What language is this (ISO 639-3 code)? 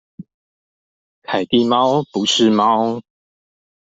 zho